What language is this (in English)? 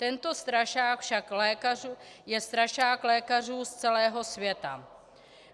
Czech